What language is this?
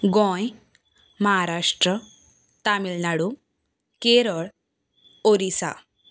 Konkani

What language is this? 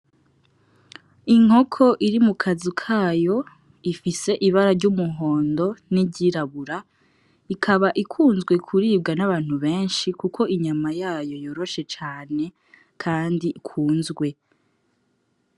Rundi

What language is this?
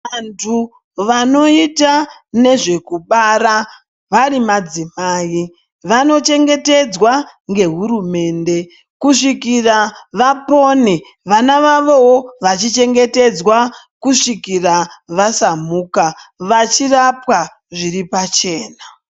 Ndau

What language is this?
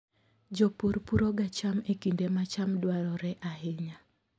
Luo (Kenya and Tanzania)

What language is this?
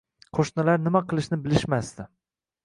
Uzbek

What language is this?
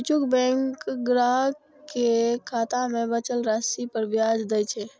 Maithili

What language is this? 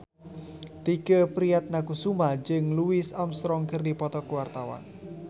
Sundanese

